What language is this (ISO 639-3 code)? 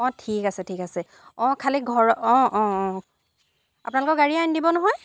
asm